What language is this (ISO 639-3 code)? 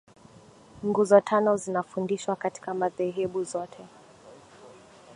swa